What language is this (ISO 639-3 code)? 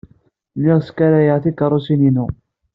kab